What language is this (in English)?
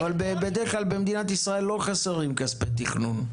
Hebrew